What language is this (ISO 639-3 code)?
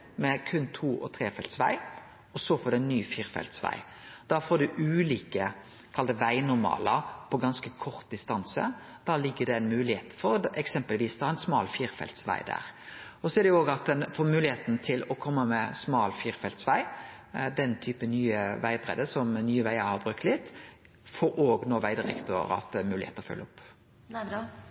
nor